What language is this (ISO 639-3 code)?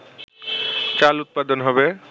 ben